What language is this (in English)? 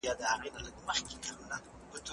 Pashto